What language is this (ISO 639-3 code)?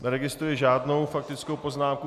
ces